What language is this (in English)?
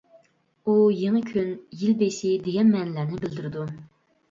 Uyghur